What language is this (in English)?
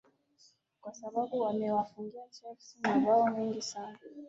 Swahili